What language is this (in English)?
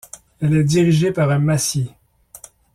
French